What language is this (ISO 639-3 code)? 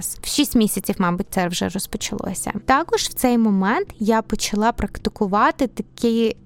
ukr